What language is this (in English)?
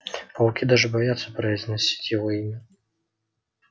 Russian